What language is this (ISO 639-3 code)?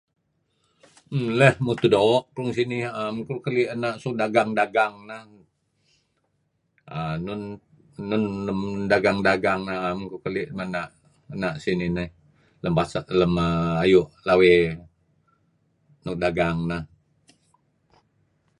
kzi